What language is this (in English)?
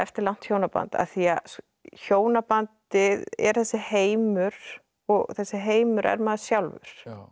Icelandic